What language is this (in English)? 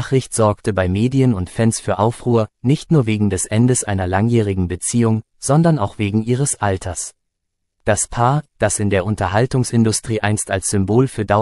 German